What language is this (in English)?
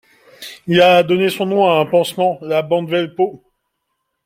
French